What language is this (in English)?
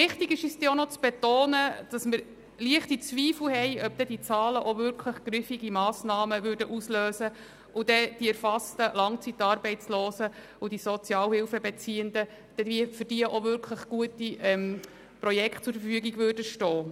Swiss German